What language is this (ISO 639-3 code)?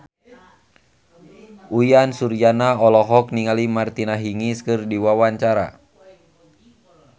sun